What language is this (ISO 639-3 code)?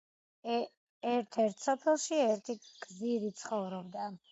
kat